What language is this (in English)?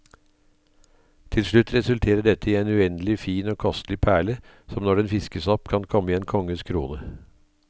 Norwegian